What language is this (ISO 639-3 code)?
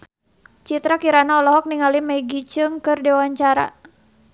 sun